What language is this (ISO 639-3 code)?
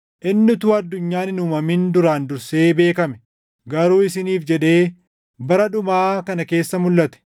orm